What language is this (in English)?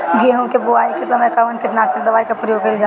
Bhojpuri